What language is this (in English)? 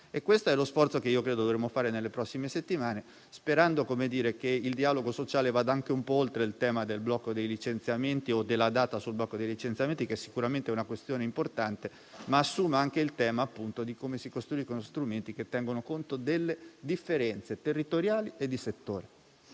Italian